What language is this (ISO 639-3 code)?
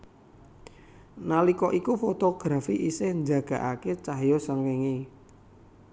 jav